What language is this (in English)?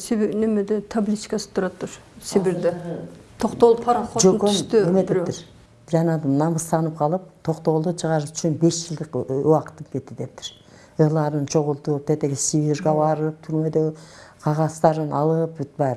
Turkish